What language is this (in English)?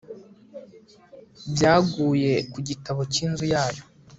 Kinyarwanda